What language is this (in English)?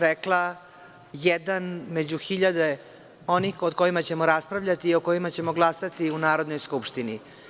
Serbian